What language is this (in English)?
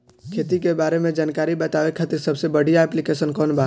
Bhojpuri